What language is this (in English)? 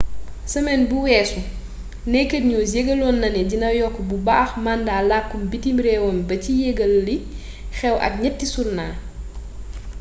Wolof